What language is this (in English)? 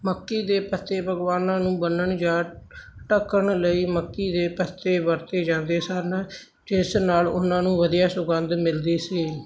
Punjabi